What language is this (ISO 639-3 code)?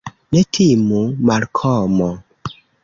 epo